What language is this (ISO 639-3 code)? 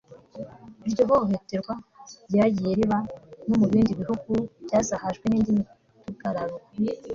kin